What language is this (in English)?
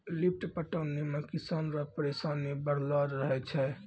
Maithili